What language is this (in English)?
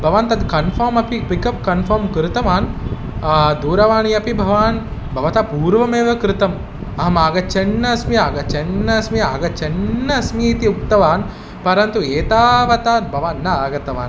Sanskrit